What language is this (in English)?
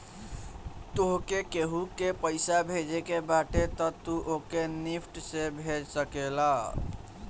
Bhojpuri